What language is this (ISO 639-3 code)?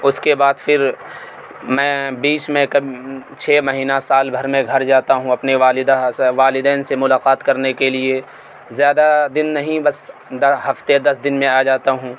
urd